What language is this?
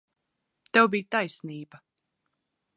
Latvian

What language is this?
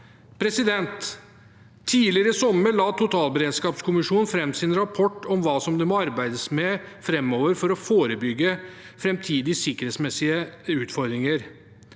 Norwegian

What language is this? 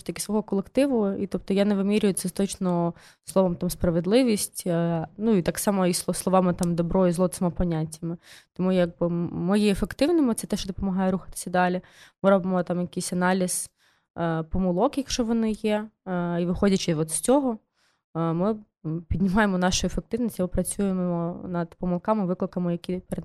Ukrainian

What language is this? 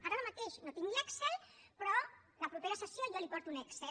Catalan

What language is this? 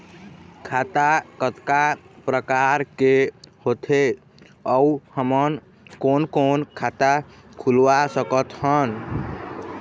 Chhattisgarhi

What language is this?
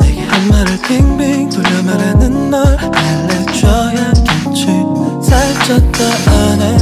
Korean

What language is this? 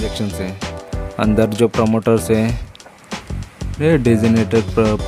Hindi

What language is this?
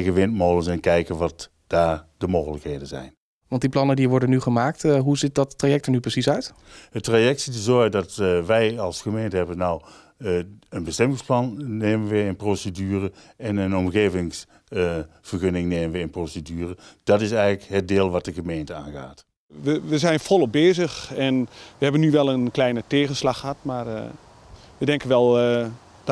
Dutch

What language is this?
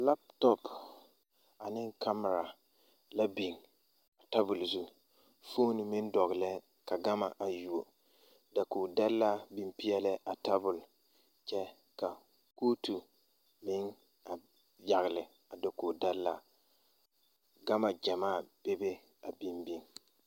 Southern Dagaare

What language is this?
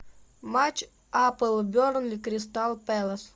Russian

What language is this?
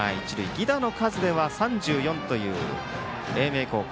Japanese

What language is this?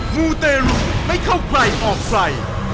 Thai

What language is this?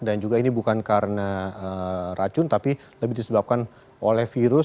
Indonesian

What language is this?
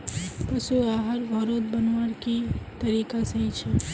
Magahi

